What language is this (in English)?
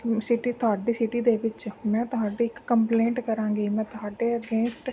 Punjabi